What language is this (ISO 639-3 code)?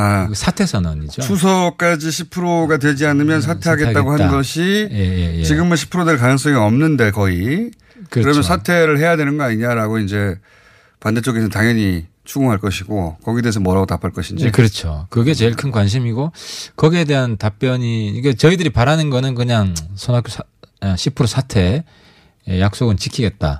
kor